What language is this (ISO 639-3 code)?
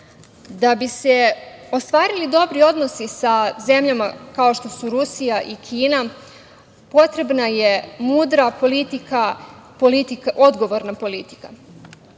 srp